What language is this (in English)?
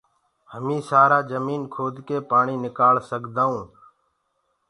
Gurgula